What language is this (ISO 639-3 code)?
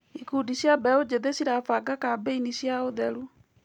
kik